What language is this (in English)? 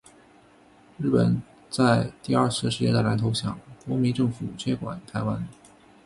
Chinese